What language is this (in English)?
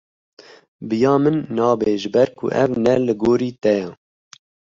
Kurdish